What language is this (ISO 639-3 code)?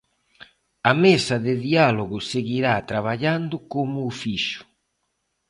glg